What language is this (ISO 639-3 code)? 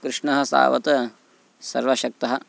san